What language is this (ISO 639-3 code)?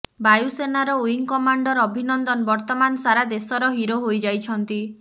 ori